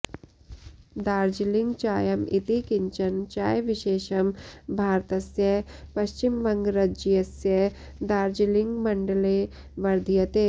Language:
Sanskrit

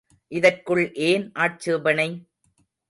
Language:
Tamil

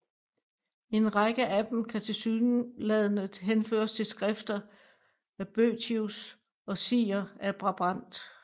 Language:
Danish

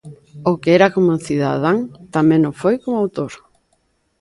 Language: Galician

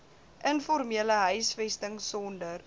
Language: Afrikaans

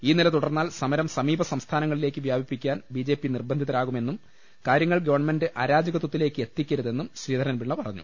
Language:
Malayalam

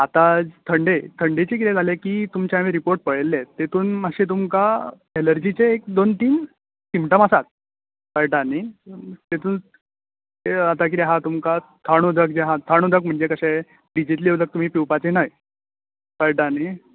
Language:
Konkani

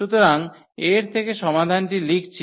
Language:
Bangla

